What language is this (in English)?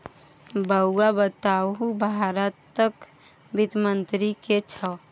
Maithili